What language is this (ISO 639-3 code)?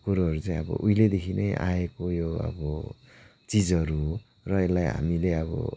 nep